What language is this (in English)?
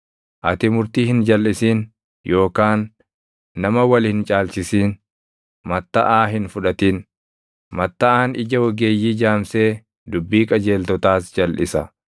Oromo